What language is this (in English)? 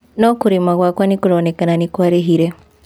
Kikuyu